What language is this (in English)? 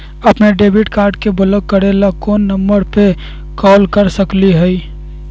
Magahi